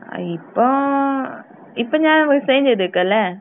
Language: Malayalam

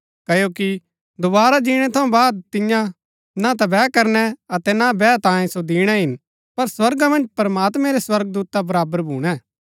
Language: Gaddi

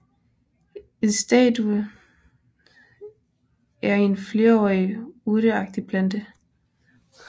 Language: Danish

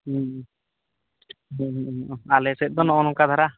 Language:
Santali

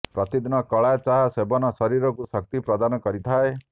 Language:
Odia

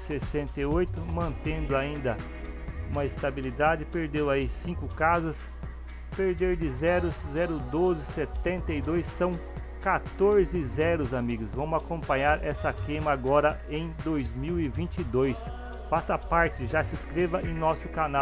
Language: Portuguese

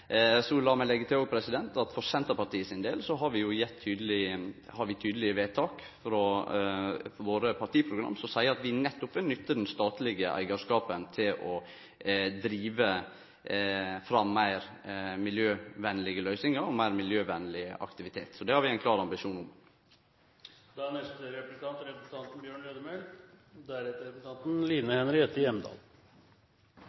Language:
Norwegian Nynorsk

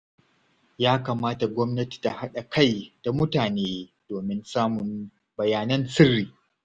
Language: Hausa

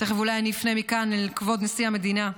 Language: Hebrew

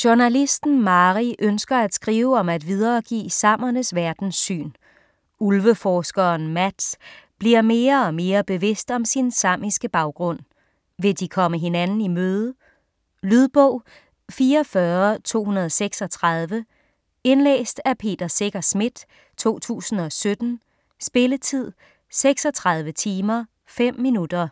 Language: Danish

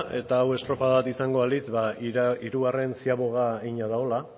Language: Basque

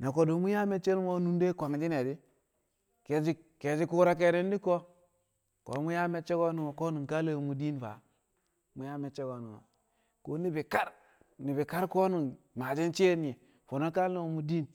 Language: Kamo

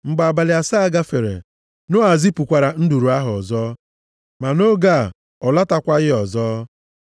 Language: Igbo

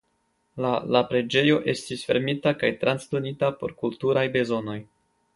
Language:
Esperanto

